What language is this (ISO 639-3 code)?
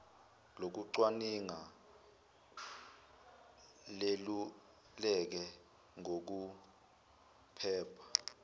zul